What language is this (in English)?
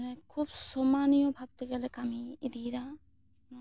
Santali